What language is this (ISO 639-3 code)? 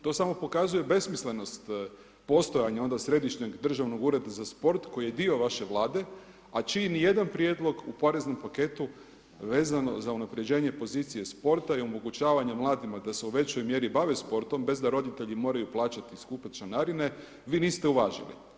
hrv